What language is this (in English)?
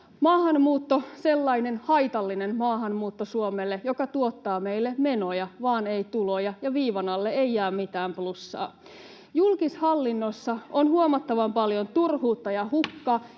Finnish